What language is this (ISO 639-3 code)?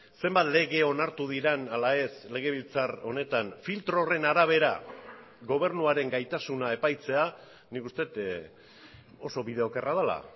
eus